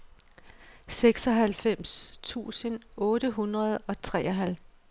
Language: Danish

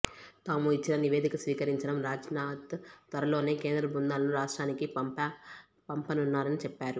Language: Telugu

